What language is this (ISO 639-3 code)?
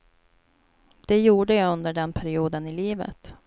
swe